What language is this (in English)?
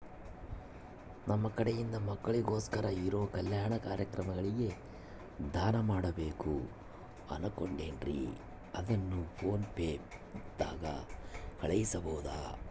Kannada